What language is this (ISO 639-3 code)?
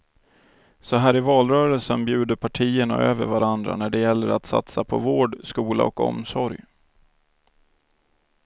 swe